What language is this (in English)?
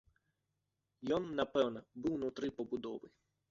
Belarusian